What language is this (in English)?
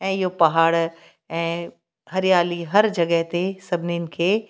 Sindhi